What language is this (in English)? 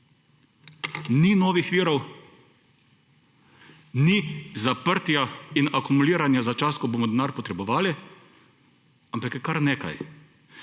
Slovenian